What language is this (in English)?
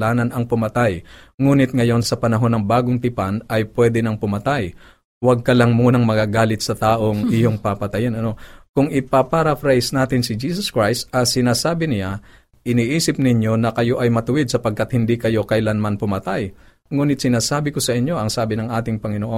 Filipino